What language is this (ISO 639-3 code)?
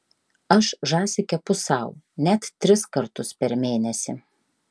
lit